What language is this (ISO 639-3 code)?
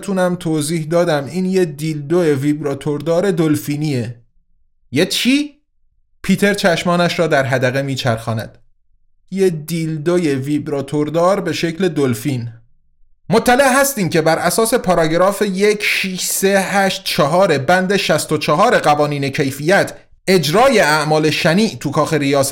fas